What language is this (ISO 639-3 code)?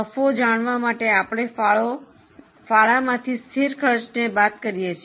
guj